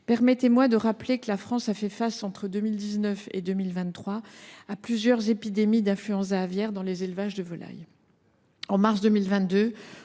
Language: French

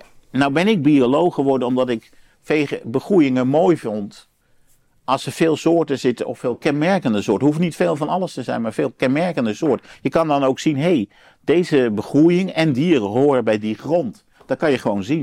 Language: Dutch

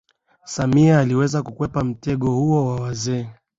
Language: Swahili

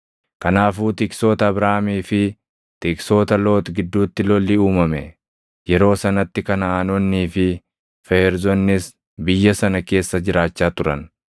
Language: Oromo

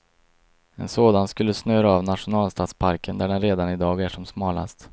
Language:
Swedish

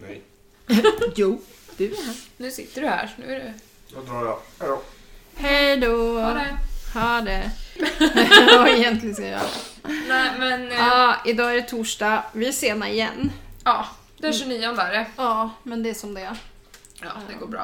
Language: Swedish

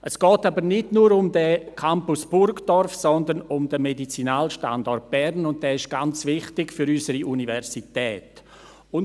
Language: Swiss German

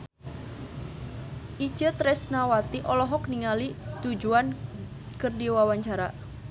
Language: Sundanese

